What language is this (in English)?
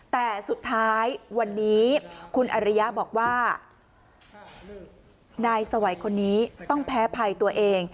Thai